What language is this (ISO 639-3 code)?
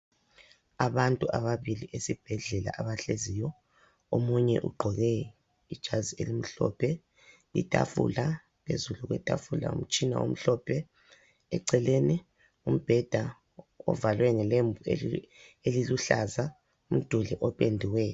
nde